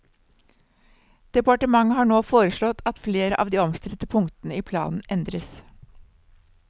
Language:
Norwegian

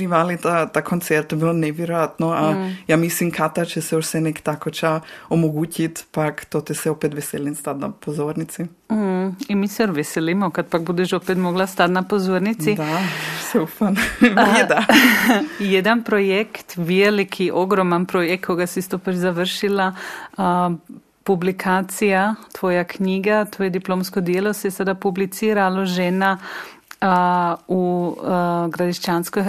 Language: Croatian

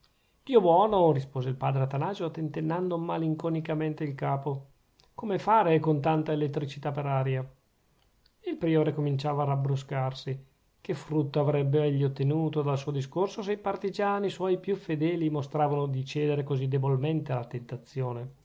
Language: Italian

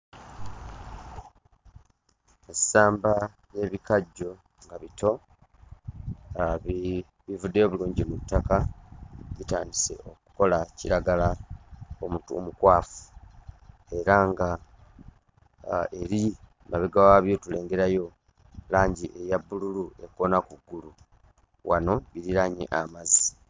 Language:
Ganda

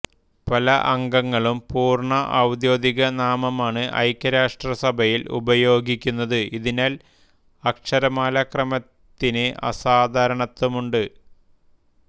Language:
Malayalam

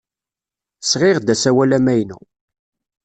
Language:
Kabyle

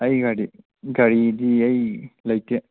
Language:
Manipuri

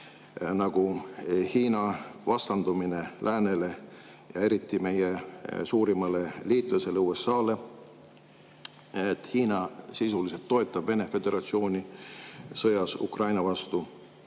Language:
Estonian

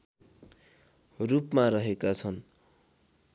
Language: Nepali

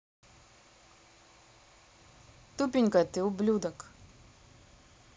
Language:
Russian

